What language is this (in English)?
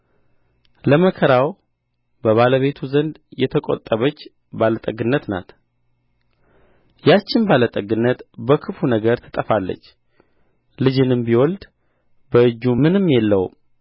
Amharic